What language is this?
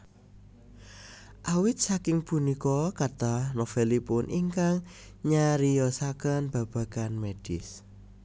Javanese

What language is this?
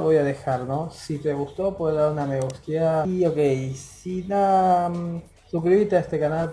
Spanish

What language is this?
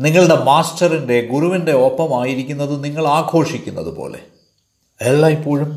Malayalam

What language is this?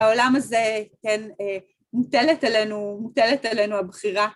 Hebrew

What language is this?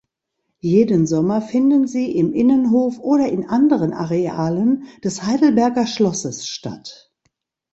German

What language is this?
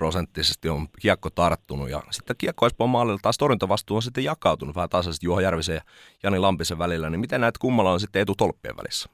Finnish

